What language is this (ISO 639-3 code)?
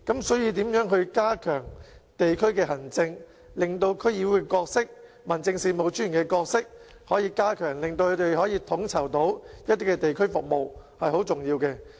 yue